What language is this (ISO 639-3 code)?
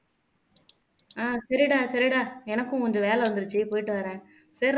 tam